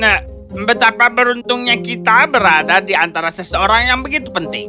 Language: Indonesian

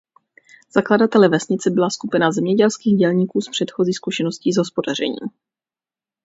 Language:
Czech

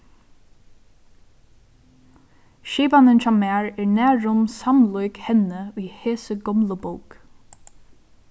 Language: Faroese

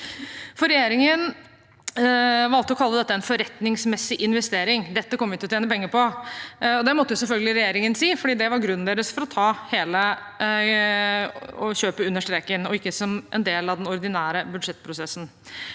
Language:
Norwegian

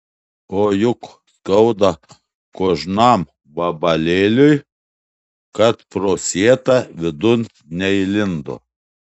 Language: Lithuanian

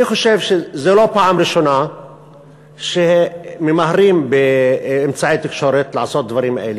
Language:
Hebrew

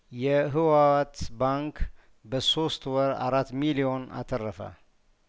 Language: Amharic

